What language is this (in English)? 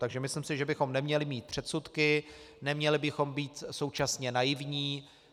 Czech